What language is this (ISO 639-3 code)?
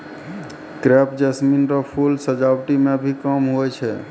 mai